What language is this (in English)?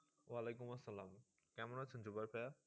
Bangla